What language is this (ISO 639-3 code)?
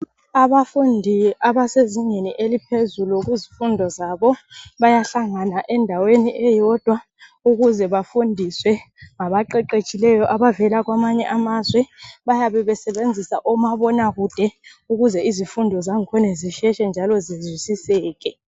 nde